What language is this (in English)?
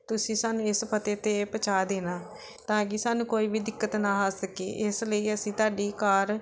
Punjabi